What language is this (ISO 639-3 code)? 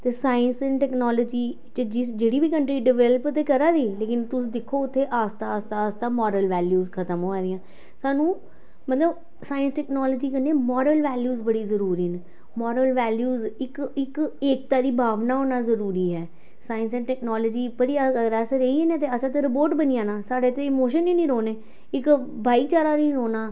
doi